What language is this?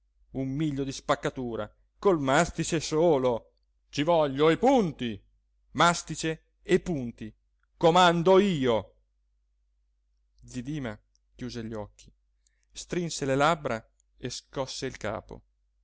Italian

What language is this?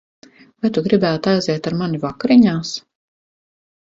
Latvian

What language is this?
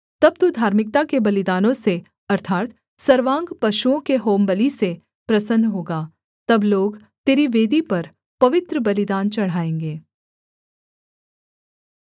Hindi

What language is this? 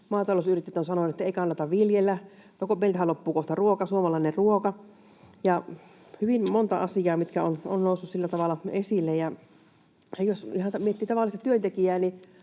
Finnish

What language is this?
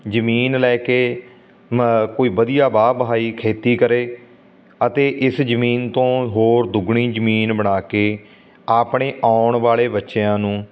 Punjabi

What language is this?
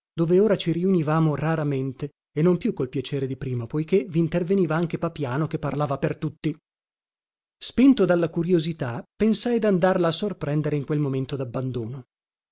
Italian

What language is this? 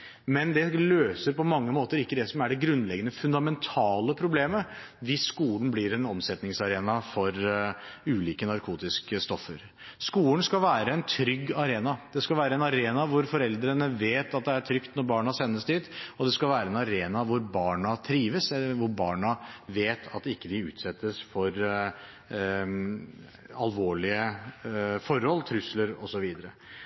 Norwegian Bokmål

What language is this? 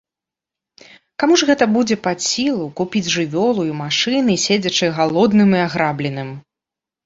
Belarusian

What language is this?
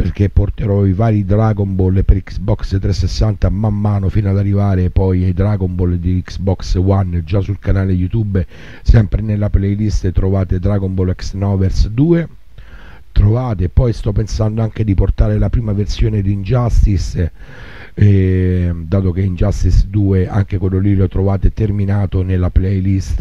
Italian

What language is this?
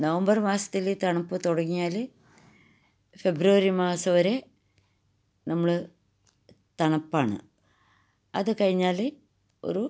Malayalam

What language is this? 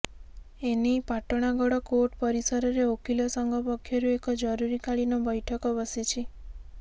Odia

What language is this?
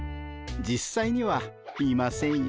Japanese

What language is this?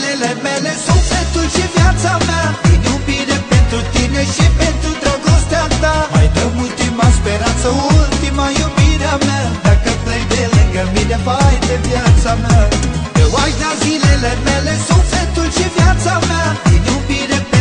Turkish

